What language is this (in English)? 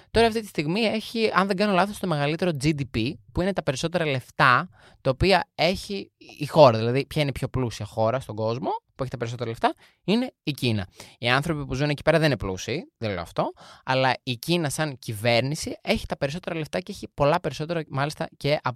Greek